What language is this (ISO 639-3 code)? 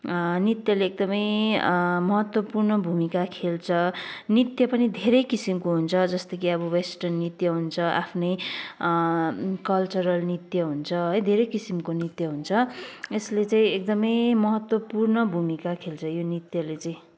nep